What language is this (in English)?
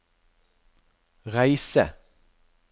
Norwegian